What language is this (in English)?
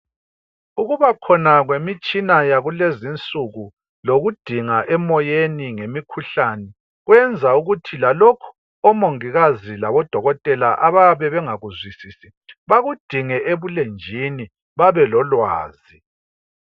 North Ndebele